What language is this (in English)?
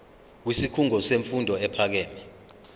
Zulu